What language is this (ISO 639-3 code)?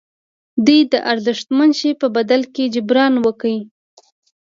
pus